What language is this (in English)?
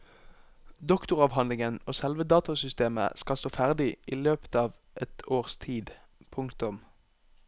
Norwegian